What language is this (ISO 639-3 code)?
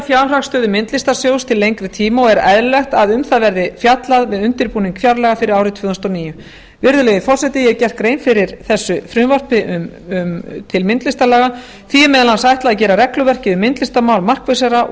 isl